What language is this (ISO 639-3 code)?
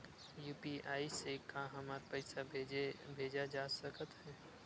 hne